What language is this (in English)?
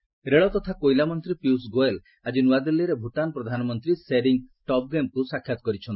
Odia